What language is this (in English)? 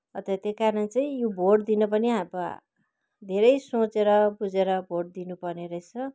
Nepali